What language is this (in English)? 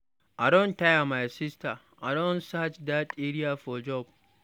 Nigerian Pidgin